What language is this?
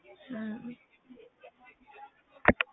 Punjabi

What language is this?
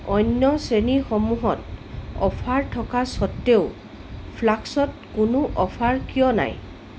Assamese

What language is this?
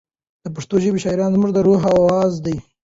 Pashto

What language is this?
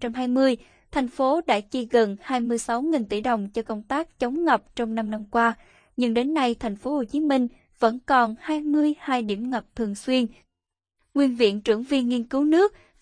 Vietnamese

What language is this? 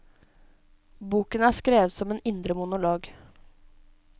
Norwegian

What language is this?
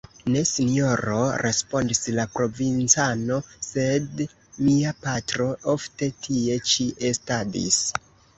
Esperanto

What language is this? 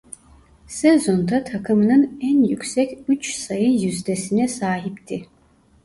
Turkish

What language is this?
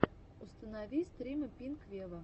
Russian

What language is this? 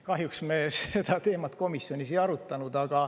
Estonian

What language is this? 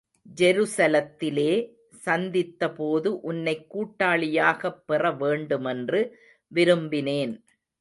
Tamil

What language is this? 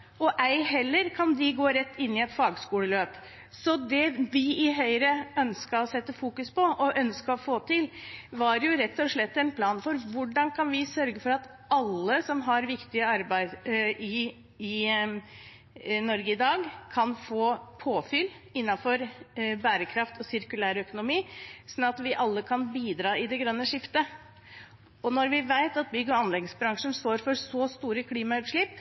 Norwegian Bokmål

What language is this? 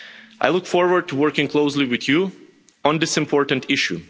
English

